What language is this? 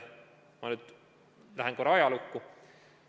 Estonian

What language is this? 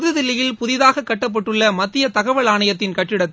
Tamil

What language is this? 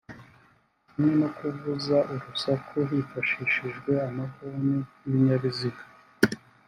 Kinyarwanda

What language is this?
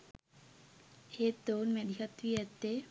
Sinhala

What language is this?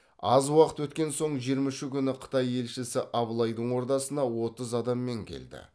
Kazakh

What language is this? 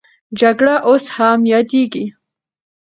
Pashto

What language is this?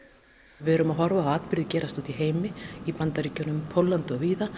Icelandic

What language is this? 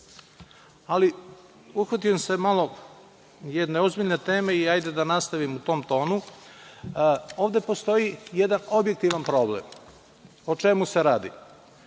Serbian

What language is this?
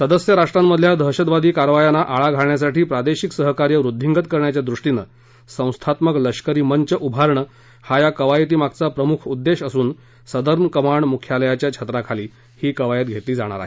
Marathi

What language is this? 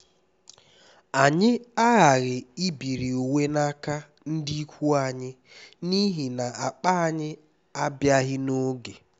Igbo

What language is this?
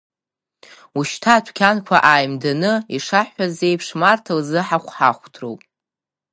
Abkhazian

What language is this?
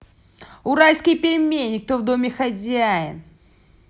Russian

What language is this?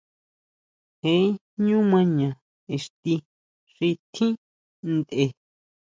Huautla Mazatec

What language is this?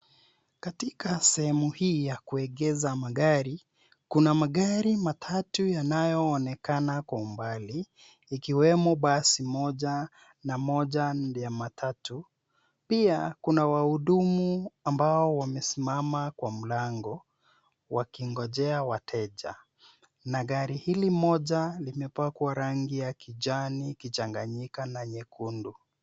Swahili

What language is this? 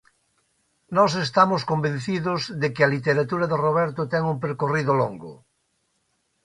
Galician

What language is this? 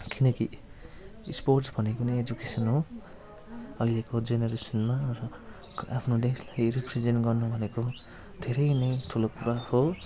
Nepali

